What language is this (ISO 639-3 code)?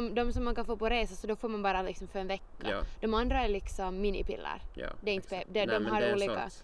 swe